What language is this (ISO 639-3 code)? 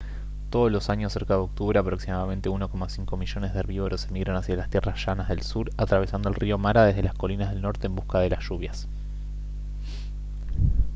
spa